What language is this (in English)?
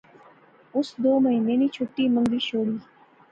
Pahari-Potwari